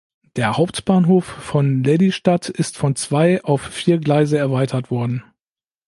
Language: German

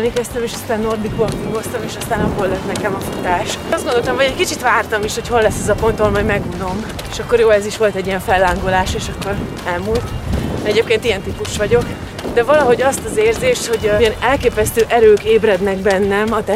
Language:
Hungarian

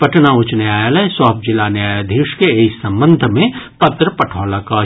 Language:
Maithili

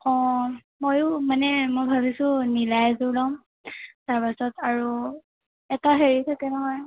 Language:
Assamese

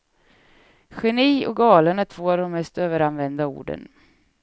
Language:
Swedish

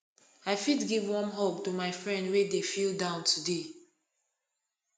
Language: Nigerian Pidgin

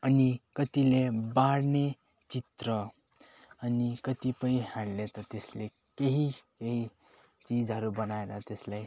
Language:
Nepali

